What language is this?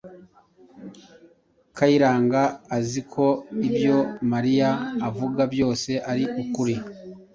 Kinyarwanda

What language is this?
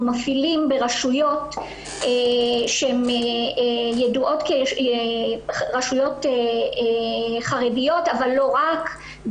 Hebrew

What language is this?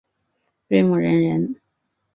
Chinese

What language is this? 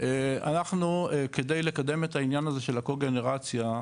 Hebrew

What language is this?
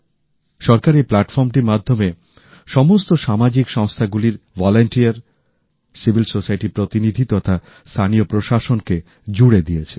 Bangla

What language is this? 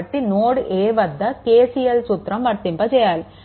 Telugu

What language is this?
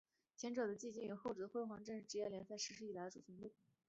Chinese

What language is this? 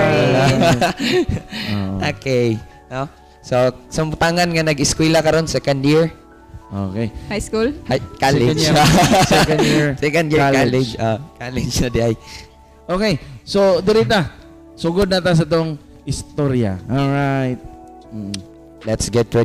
Filipino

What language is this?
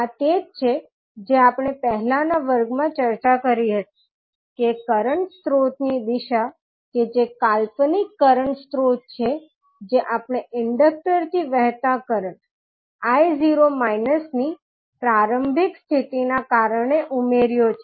Gujarati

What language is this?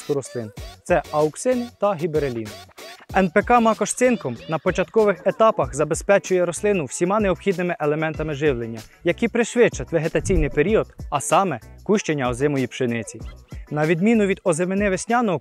Ukrainian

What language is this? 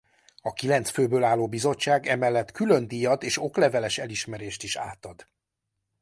Hungarian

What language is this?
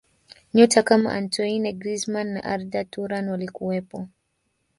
Swahili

